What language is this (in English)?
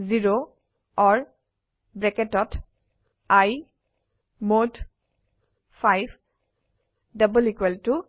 Assamese